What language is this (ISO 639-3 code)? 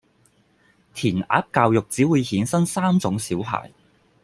yue